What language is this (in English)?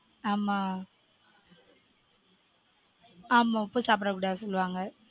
Tamil